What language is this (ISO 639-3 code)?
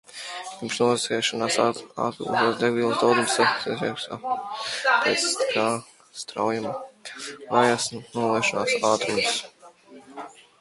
lav